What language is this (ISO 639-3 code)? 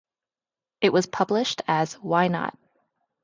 eng